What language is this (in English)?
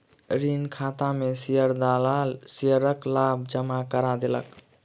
Maithili